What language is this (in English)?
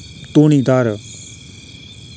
Dogri